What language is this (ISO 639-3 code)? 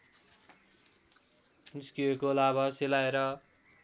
nep